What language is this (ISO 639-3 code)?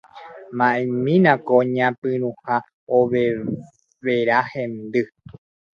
grn